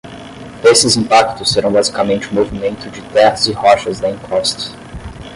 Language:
Portuguese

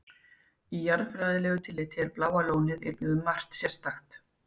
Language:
Icelandic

